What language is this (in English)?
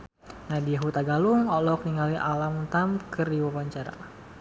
Sundanese